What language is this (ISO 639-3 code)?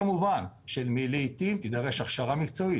heb